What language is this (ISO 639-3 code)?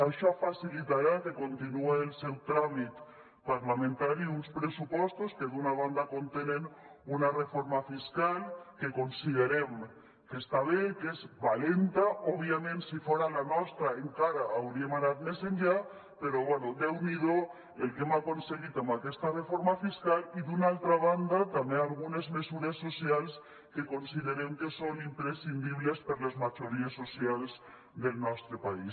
cat